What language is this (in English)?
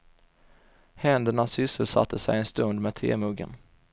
Swedish